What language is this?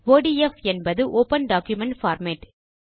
Tamil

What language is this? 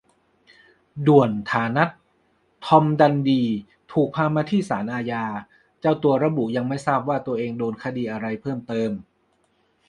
Thai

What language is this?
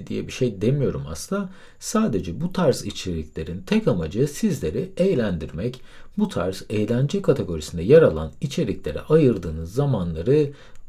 Turkish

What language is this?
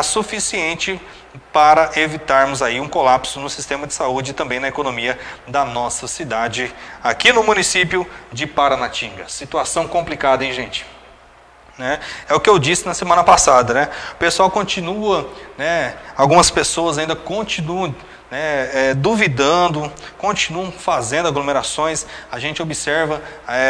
Portuguese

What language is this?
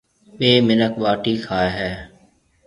Marwari (Pakistan)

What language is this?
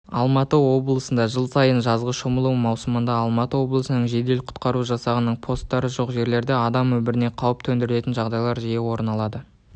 Kazakh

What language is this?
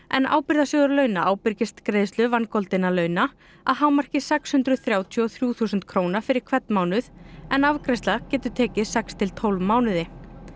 Icelandic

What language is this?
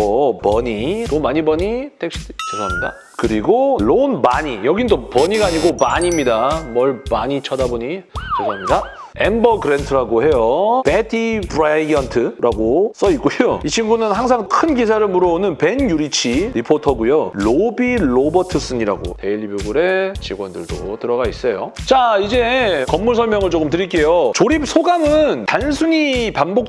Korean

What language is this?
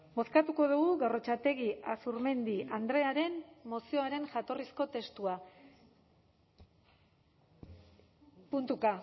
Basque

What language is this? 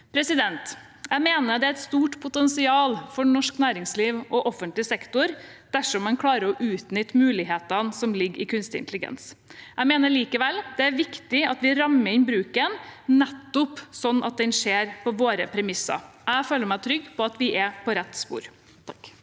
Norwegian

